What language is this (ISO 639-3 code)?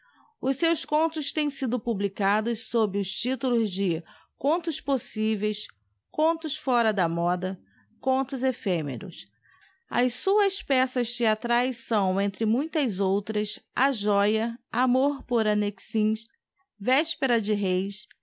por